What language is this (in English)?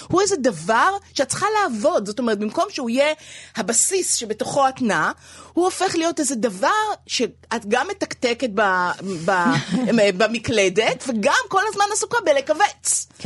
Hebrew